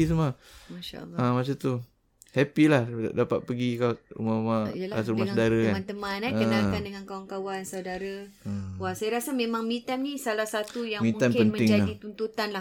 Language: Malay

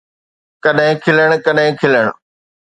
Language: Sindhi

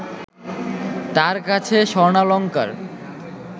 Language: Bangla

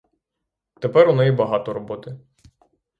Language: Ukrainian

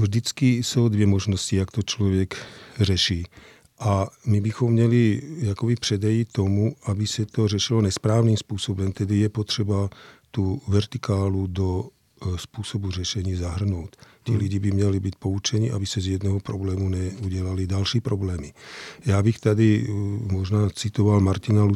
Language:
Czech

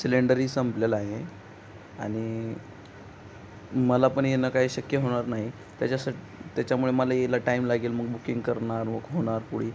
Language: Marathi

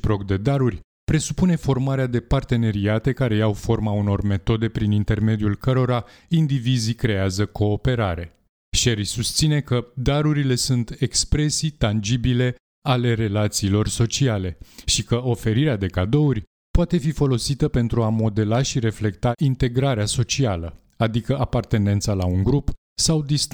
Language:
Romanian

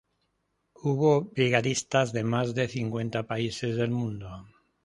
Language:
Spanish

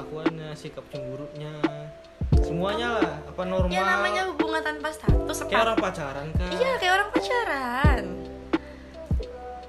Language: Indonesian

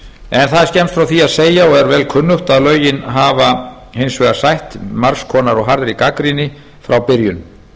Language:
Icelandic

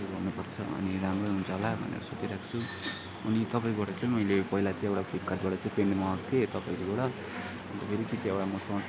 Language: Nepali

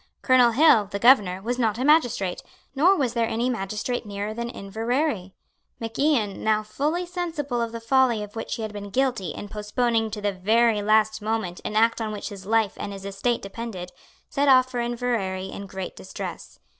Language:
English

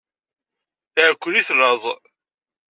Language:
Kabyle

